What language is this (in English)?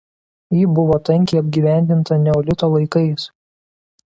Lithuanian